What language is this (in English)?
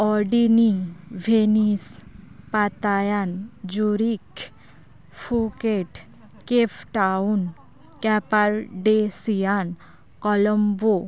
Santali